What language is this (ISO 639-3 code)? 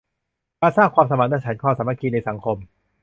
tha